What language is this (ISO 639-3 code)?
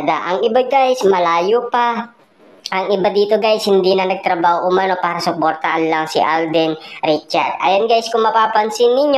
fil